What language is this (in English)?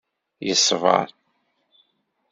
Kabyle